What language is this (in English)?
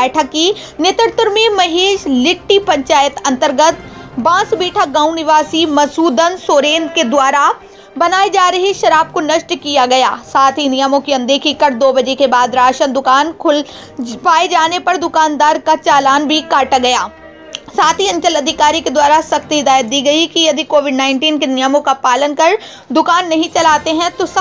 Hindi